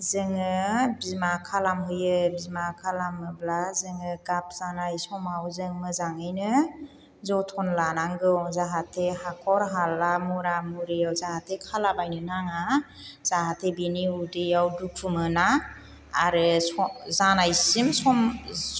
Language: Bodo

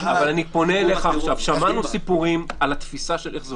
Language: Hebrew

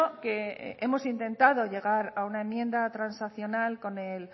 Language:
Spanish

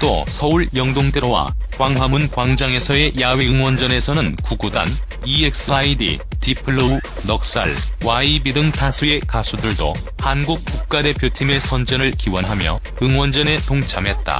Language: Korean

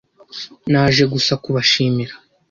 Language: Kinyarwanda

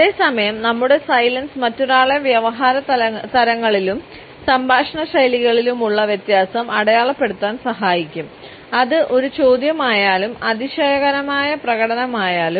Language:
Malayalam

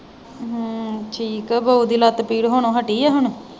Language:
Punjabi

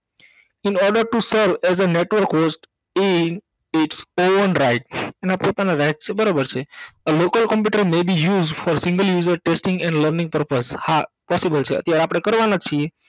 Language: Gujarati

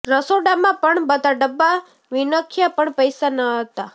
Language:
Gujarati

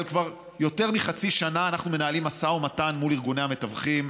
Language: Hebrew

